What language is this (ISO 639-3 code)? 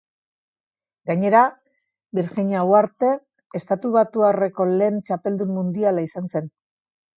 eus